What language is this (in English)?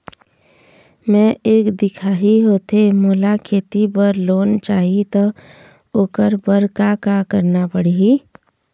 Chhattisgarhi